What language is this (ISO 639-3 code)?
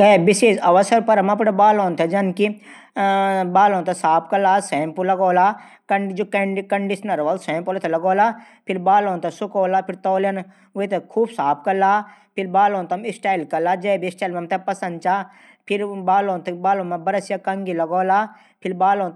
gbm